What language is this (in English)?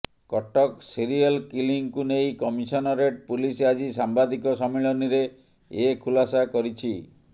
Odia